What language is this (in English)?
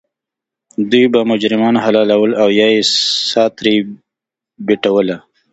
Pashto